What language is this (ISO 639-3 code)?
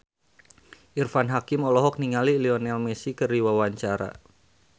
sun